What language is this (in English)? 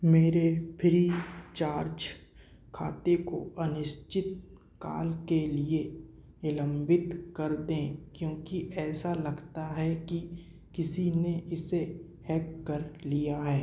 Hindi